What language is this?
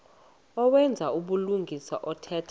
Xhosa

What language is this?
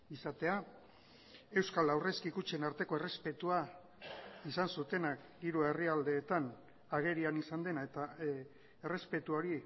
Basque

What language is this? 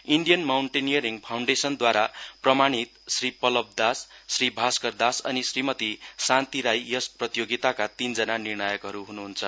Nepali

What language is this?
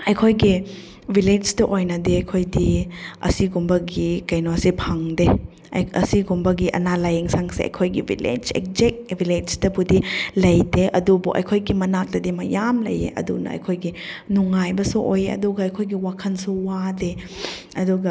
Manipuri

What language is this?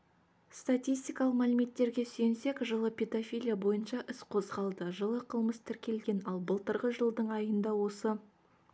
Kazakh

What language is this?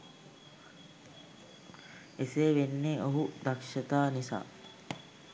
Sinhala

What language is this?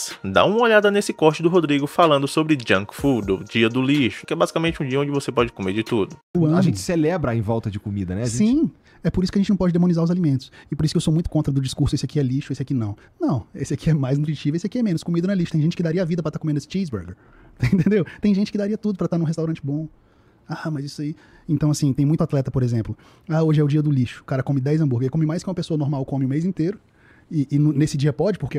Portuguese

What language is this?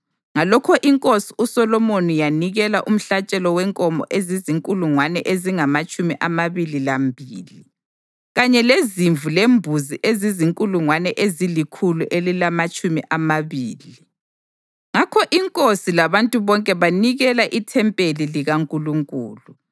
North Ndebele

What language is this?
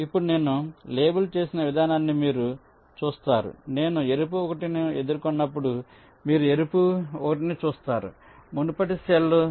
Telugu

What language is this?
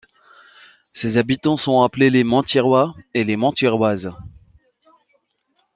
French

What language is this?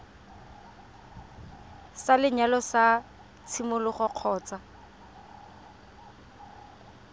Tswana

